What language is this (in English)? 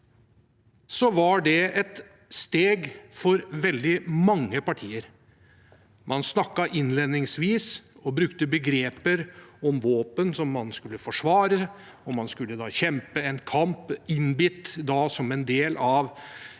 Norwegian